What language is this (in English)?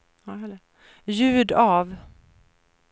Swedish